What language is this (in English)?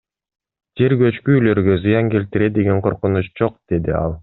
Kyrgyz